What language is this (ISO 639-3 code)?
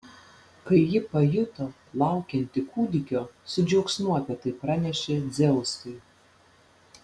lit